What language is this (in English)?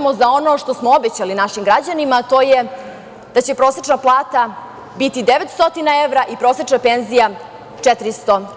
Serbian